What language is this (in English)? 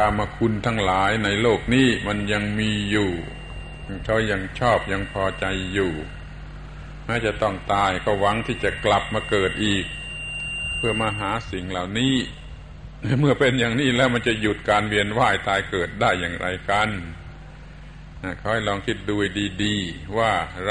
Thai